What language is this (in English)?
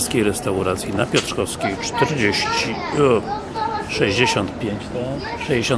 Polish